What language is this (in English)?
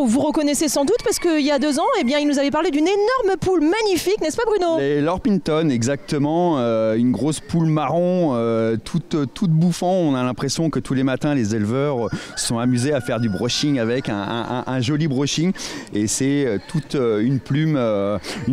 French